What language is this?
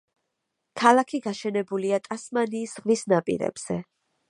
Georgian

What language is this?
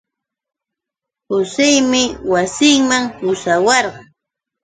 Yauyos Quechua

